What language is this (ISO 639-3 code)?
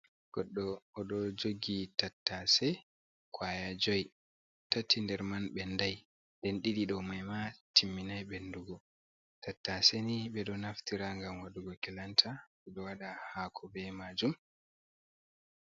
ful